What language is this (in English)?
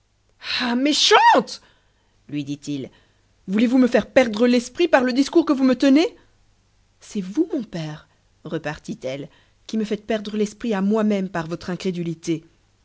French